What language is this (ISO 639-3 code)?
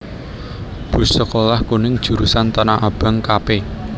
jav